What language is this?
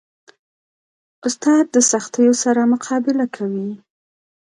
Pashto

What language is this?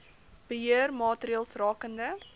Afrikaans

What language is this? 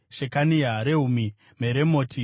Shona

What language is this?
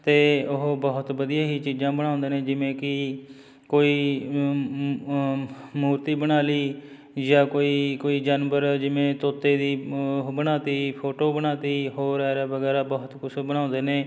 Punjabi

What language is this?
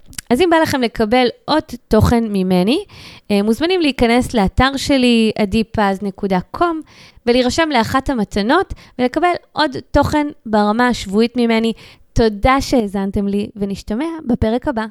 Hebrew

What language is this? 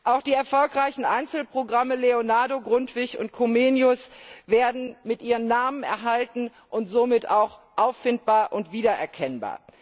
German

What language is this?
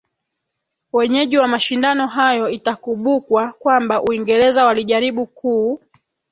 Swahili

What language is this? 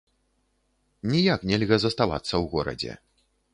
Belarusian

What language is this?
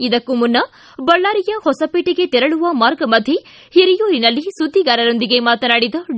Kannada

